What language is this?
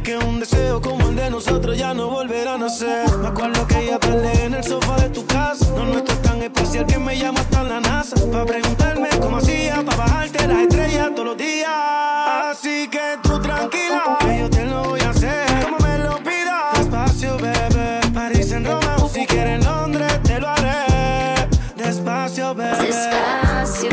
French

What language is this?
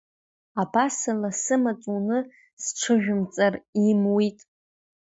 Abkhazian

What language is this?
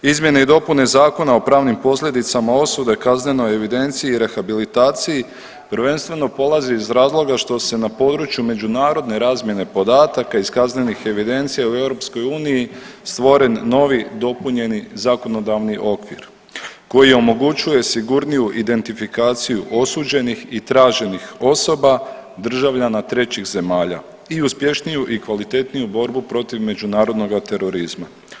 Croatian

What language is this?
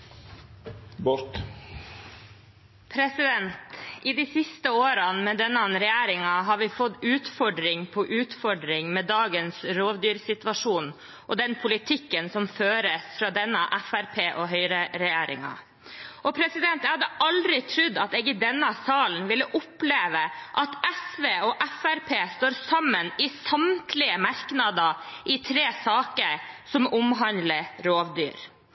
Norwegian Bokmål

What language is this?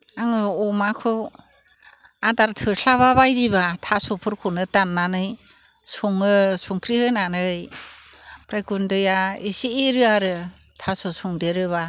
Bodo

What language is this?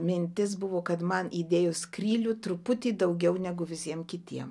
Lithuanian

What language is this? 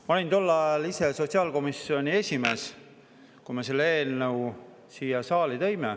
Estonian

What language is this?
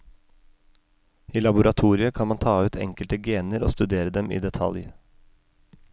Norwegian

